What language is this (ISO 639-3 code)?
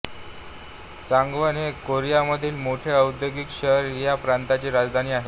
mar